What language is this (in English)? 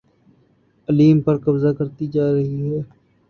Urdu